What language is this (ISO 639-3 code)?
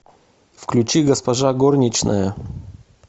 rus